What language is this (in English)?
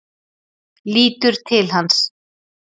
Icelandic